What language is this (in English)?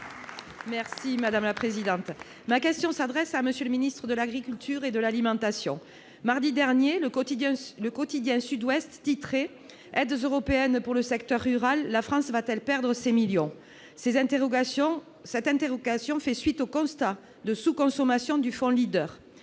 French